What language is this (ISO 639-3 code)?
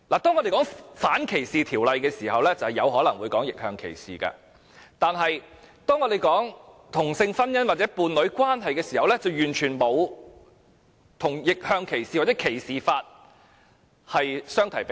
yue